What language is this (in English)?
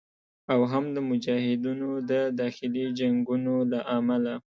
Pashto